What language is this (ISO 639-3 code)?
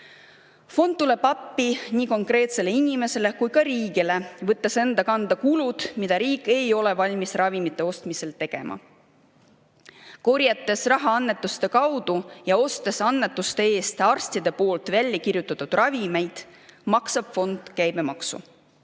est